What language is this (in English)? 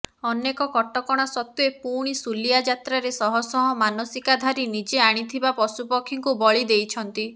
Odia